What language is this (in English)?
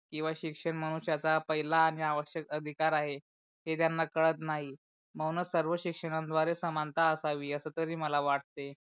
Marathi